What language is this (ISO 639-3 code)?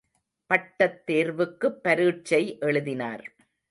tam